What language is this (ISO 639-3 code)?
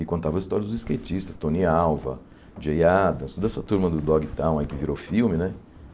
por